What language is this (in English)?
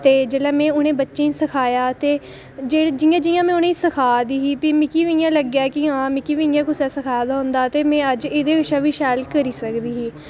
Dogri